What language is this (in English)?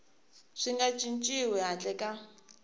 Tsonga